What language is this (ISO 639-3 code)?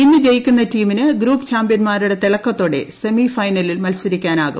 mal